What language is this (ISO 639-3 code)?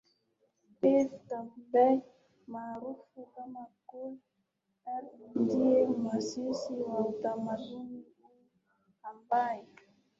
swa